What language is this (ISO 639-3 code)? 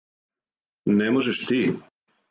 srp